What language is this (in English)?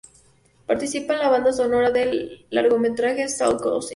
Spanish